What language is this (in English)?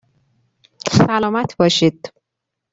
Persian